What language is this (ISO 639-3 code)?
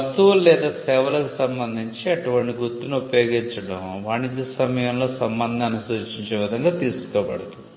tel